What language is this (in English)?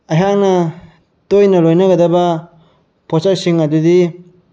Manipuri